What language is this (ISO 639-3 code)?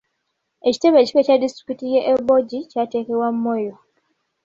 lug